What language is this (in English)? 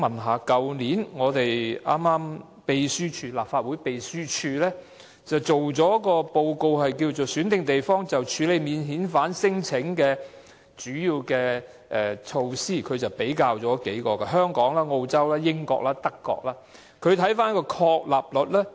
Cantonese